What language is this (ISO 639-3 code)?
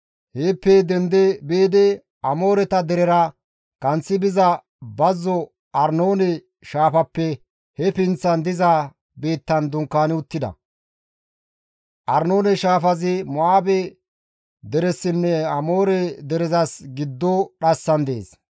gmv